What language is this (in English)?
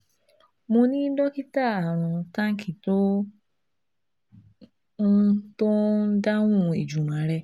Yoruba